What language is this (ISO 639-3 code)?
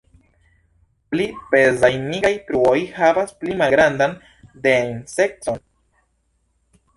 epo